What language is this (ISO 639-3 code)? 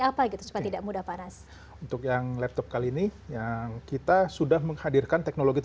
ind